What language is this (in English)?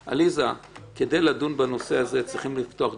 Hebrew